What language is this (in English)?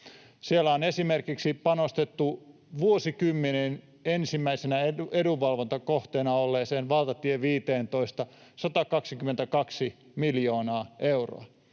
Finnish